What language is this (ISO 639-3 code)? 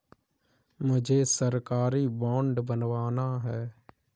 hin